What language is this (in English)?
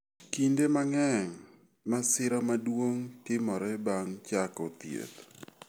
Luo (Kenya and Tanzania)